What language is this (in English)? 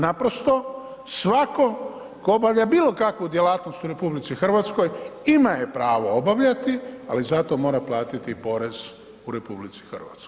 Croatian